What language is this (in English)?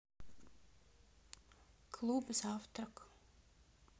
Russian